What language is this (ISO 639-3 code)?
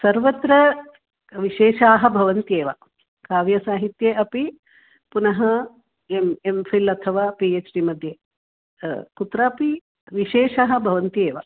san